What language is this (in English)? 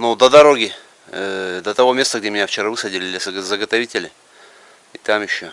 Russian